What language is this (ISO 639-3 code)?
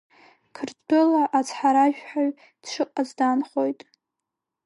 abk